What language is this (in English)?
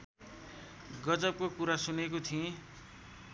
Nepali